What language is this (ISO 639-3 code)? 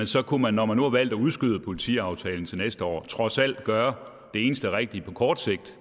dan